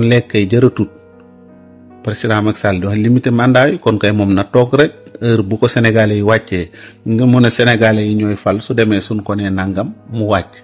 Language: Arabic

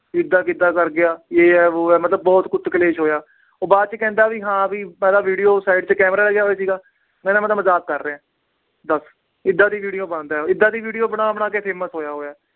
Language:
Punjabi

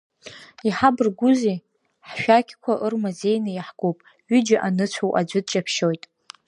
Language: Abkhazian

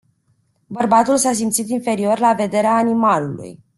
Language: Romanian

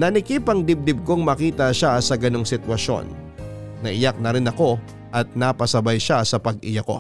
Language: Filipino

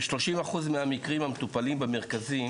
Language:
Hebrew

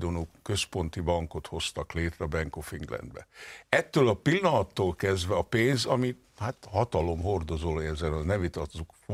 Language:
Hungarian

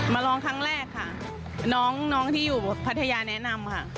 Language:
Thai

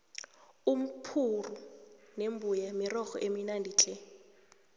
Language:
South Ndebele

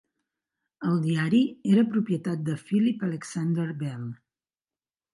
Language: Catalan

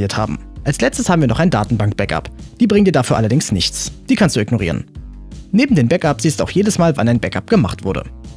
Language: German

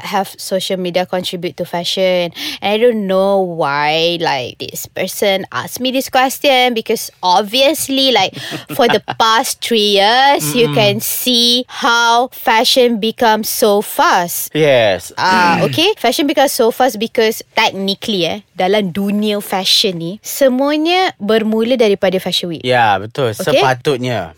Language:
Malay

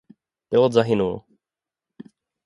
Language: Czech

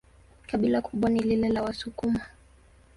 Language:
Swahili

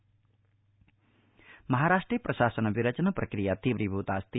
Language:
Sanskrit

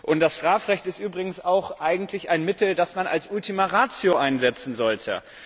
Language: German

